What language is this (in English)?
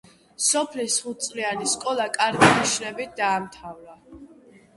Georgian